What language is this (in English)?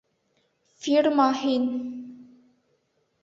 Bashkir